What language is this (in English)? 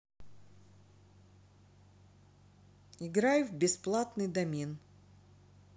Russian